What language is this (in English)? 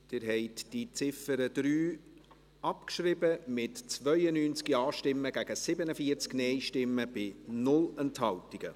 Swiss German